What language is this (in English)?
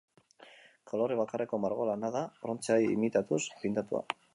Basque